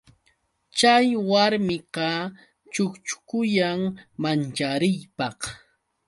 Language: Yauyos Quechua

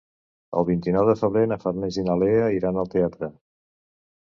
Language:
Catalan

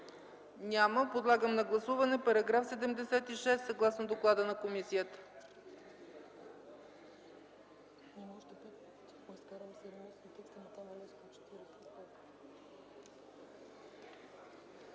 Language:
Bulgarian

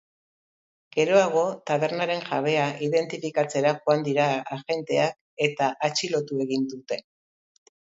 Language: Basque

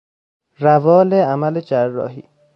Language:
Persian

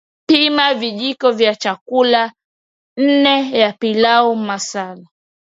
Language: Swahili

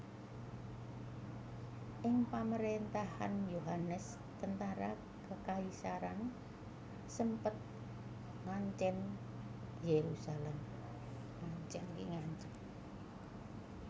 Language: Javanese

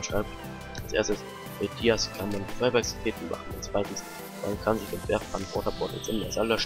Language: German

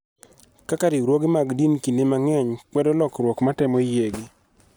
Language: Luo (Kenya and Tanzania)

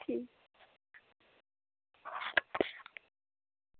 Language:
Dogri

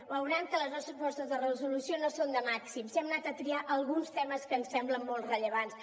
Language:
Catalan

